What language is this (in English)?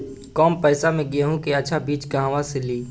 Bhojpuri